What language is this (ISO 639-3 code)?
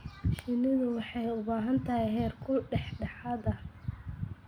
som